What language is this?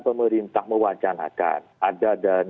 Indonesian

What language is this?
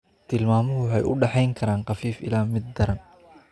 Somali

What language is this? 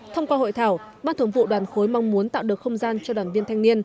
Vietnamese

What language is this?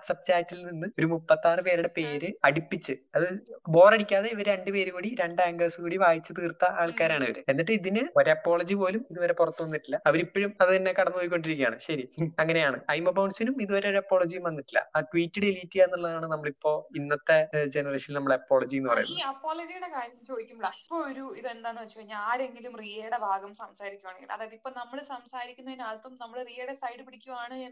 Malayalam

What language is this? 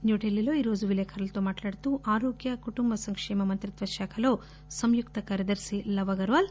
Telugu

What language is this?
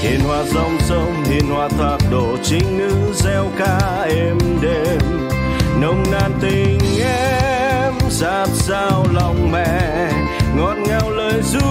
Vietnamese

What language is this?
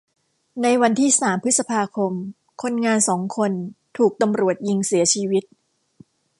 Thai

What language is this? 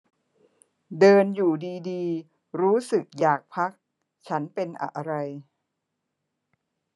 Thai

